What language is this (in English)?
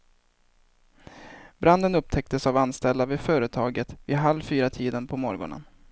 Swedish